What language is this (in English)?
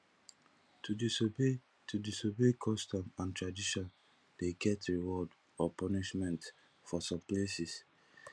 Nigerian Pidgin